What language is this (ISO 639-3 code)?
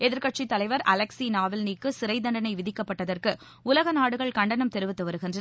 tam